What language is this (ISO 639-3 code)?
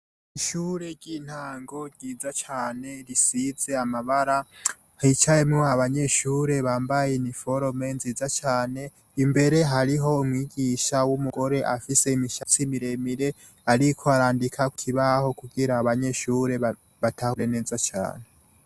run